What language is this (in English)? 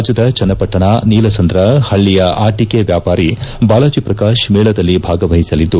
Kannada